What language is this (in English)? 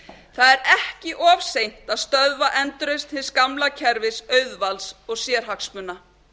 Icelandic